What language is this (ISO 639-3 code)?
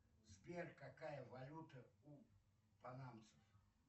rus